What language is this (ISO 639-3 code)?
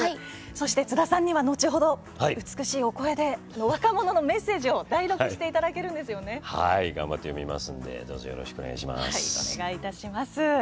jpn